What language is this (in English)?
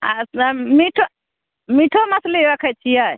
Maithili